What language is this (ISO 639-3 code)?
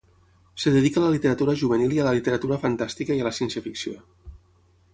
cat